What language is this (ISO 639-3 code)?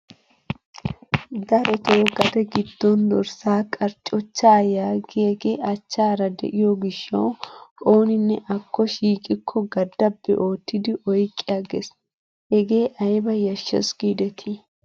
wal